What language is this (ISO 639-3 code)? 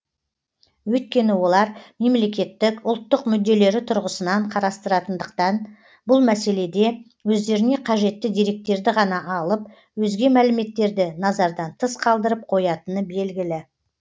kaz